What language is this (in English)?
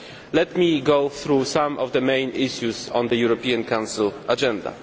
English